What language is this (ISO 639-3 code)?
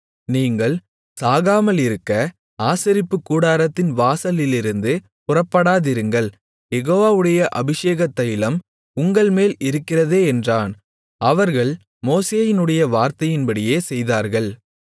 tam